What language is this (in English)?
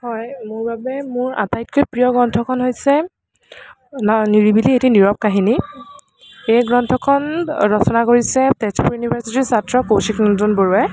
Assamese